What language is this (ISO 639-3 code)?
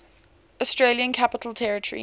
eng